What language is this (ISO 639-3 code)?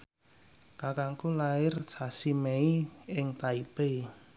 jav